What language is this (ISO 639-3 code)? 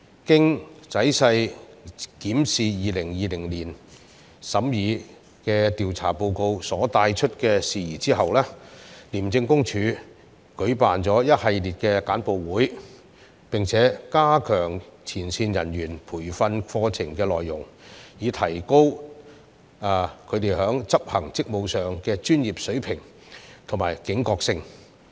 yue